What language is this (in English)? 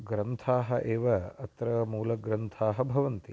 Sanskrit